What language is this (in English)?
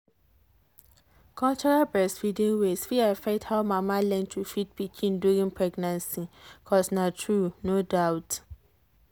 Nigerian Pidgin